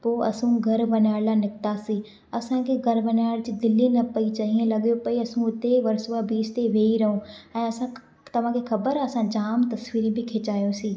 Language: Sindhi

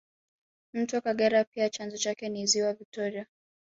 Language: Swahili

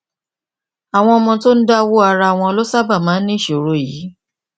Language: Yoruba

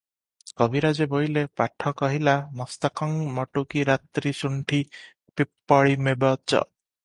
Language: Odia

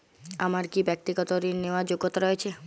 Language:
Bangla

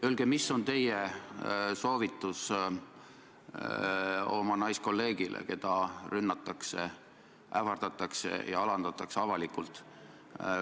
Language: Estonian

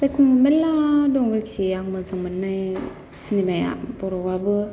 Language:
Bodo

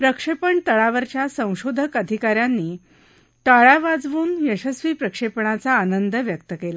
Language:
Marathi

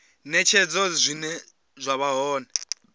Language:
Venda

